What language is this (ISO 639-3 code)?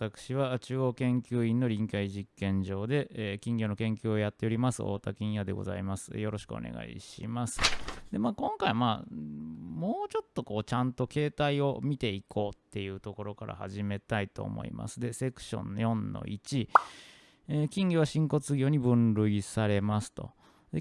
jpn